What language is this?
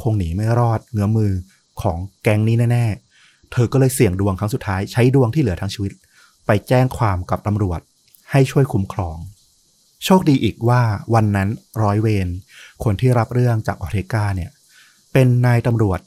Thai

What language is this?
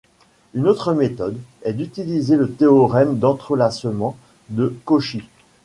French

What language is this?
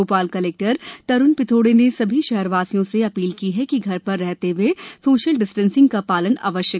Hindi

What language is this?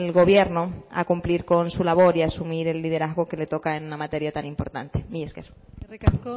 Spanish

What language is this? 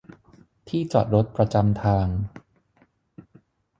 Thai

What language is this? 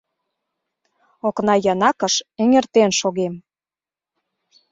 Mari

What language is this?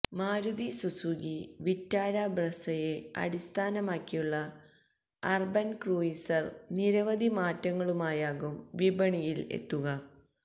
Malayalam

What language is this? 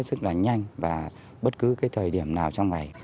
Vietnamese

